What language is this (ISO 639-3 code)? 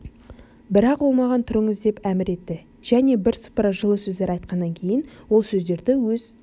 kaz